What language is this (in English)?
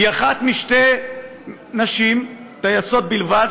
Hebrew